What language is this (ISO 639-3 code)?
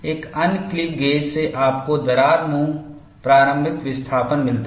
hin